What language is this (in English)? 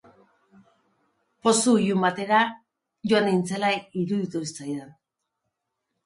Basque